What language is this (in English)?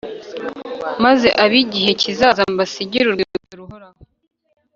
Kinyarwanda